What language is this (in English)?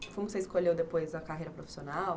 Portuguese